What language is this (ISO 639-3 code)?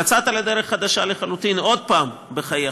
heb